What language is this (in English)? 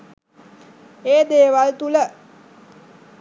Sinhala